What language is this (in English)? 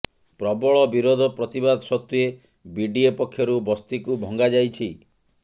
Odia